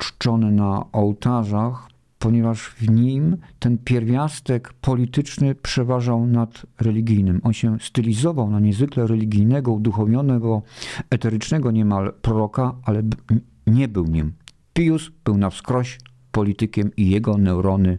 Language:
Polish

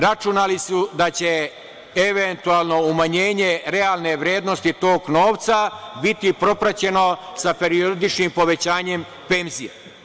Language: Serbian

